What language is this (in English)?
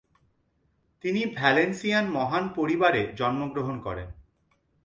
Bangla